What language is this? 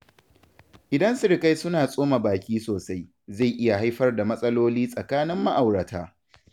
Hausa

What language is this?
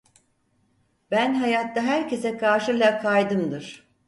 Turkish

